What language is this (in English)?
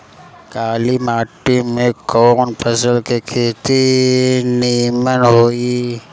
Bhojpuri